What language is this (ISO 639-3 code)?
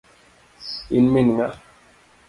luo